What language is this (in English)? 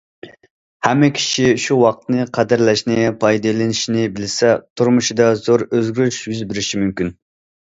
Uyghur